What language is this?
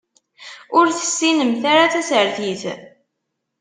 Kabyle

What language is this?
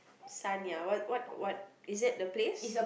English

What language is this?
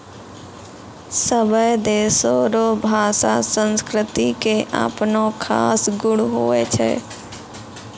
Maithili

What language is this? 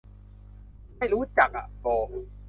Thai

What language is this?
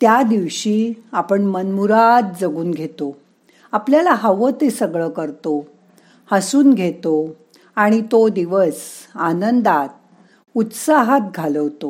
Marathi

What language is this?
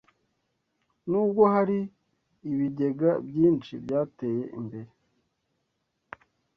Kinyarwanda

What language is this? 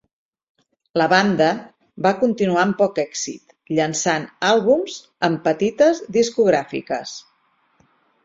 Catalan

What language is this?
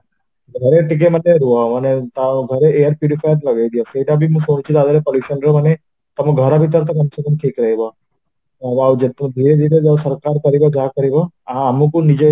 Odia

